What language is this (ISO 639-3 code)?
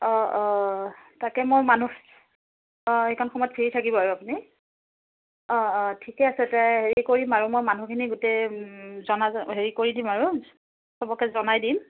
asm